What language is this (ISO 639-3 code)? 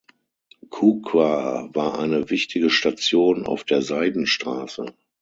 deu